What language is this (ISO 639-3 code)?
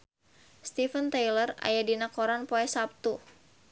sun